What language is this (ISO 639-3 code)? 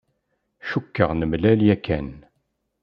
kab